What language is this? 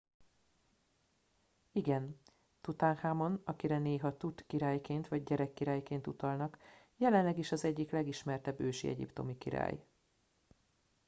Hungarian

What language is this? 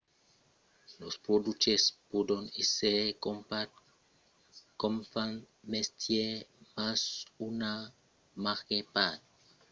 Occitan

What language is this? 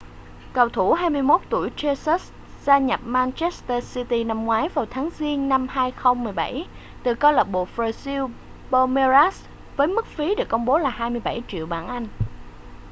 Vietnamese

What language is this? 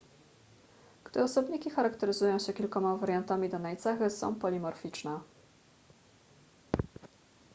Polish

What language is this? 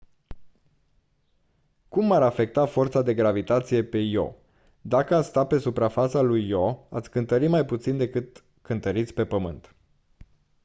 Romanian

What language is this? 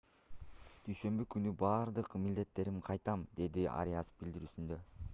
Kyrgyz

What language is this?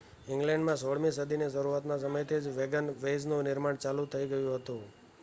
Gujarati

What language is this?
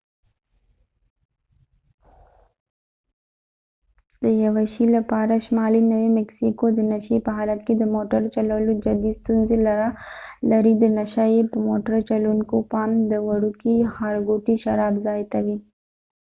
Pashto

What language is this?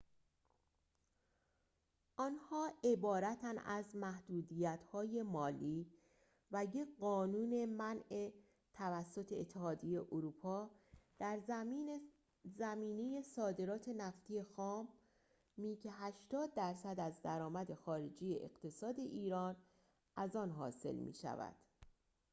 Persian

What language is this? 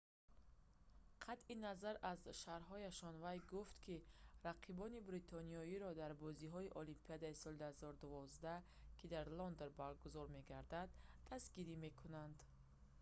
Tajik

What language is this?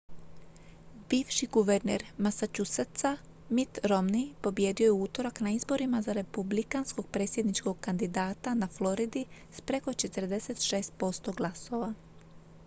Croatian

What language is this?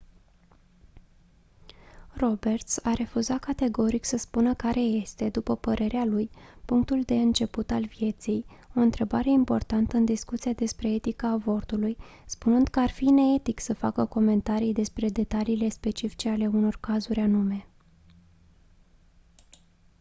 Romanian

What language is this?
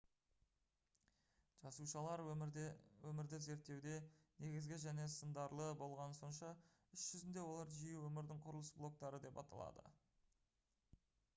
Kazakh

